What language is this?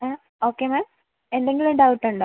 Malayalam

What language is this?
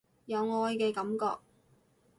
Cantonese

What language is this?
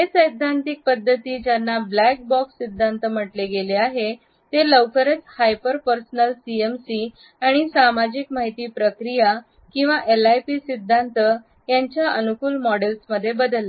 Marathi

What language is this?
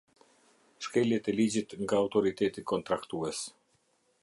Albanian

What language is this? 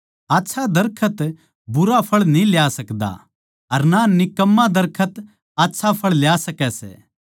Haryanvi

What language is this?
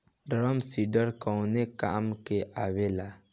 Bhojpuri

